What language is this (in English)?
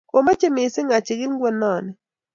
Kalenjin